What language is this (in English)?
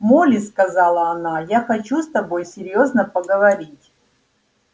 Russian